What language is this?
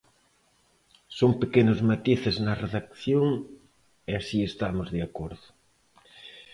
Galician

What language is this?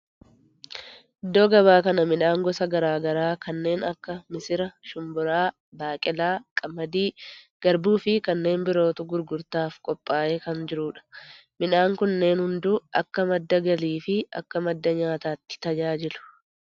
Oromo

